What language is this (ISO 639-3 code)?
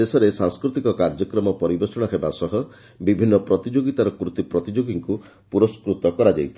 ori